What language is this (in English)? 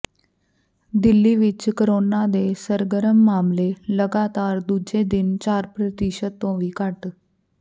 Punjabi